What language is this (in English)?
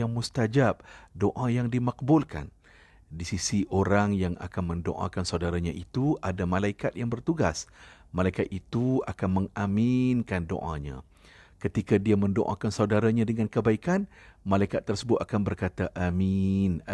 Malay